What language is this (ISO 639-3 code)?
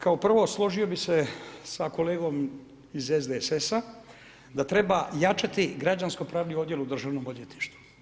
hrv